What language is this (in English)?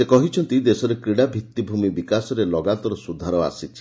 Odia